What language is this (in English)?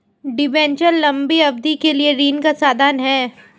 Hindi